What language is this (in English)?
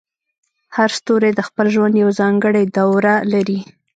Pashto